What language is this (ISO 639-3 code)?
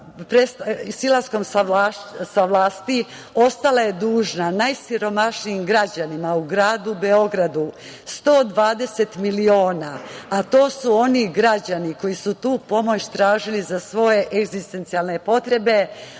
srp